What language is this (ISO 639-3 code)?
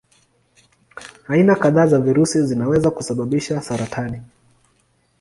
swa